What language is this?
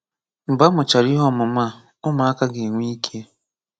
Igbo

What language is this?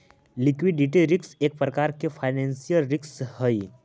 Magahi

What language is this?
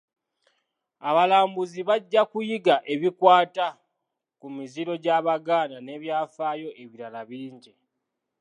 Ganda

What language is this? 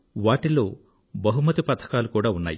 Telugu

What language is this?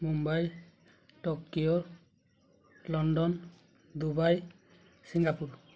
Odia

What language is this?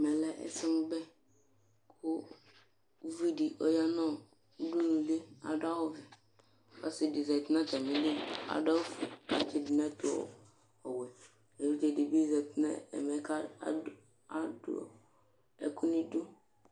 Ikposo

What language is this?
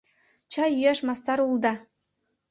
Mari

